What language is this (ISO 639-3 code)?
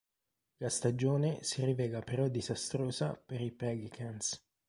ita